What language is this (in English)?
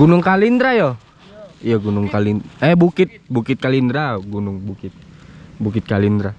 Indonesian